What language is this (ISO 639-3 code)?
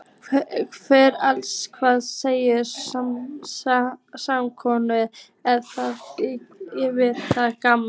isl